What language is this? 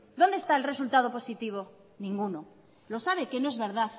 Spanish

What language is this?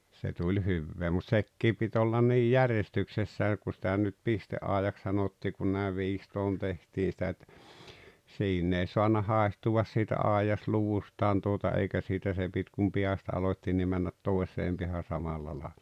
Finnish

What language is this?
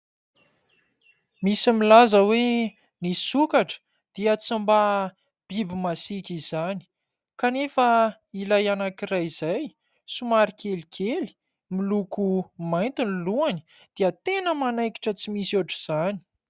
Malagasy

